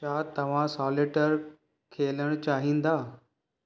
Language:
Sindhi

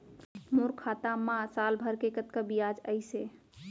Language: Chhattisgarhi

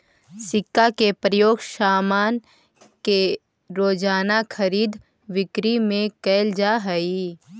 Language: Magahi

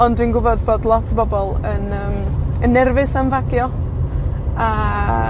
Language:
Welsh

